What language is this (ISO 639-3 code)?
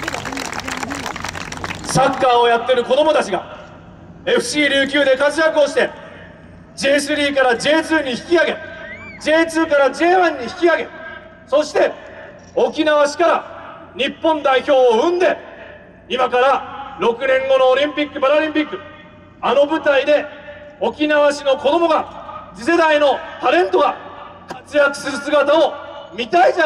jpn